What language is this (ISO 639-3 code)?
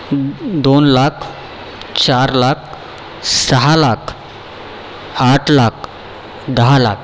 mar